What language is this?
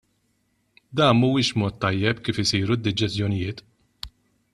Maltese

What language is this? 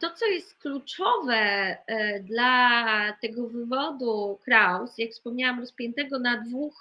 Polish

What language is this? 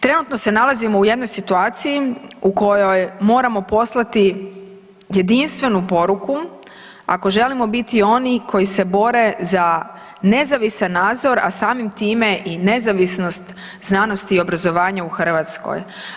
Croatian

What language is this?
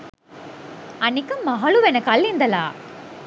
Sinhala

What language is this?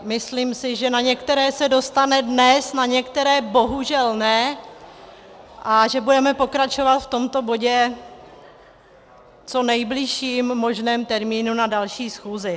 Czech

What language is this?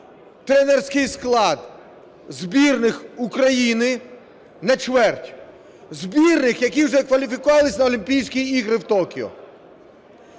Ukrainian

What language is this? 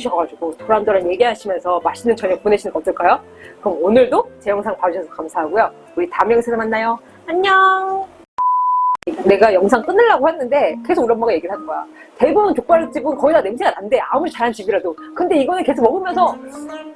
Korean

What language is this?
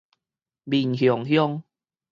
Min Nan Chinese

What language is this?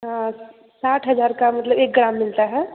Hindi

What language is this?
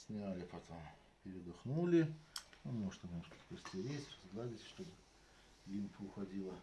Russian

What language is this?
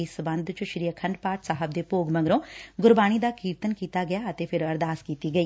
Punjabi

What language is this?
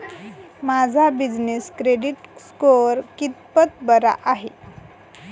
Marathi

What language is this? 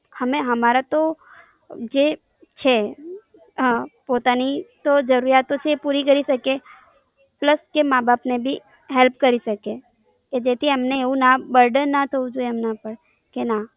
Gujarati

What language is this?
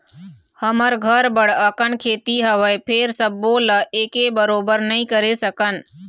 Chhattisgarhi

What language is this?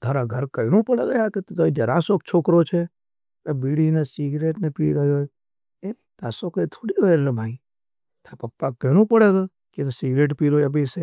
Nimadi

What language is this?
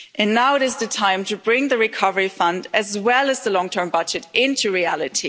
English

